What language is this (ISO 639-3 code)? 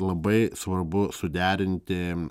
lit